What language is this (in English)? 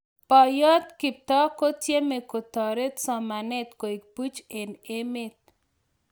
Kalenjin